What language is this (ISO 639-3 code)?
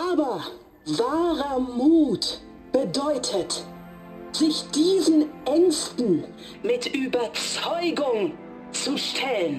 deu